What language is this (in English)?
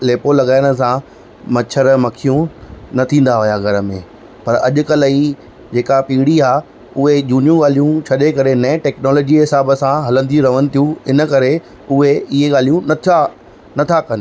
Sindhi